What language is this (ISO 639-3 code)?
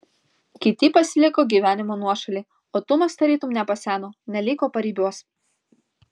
lit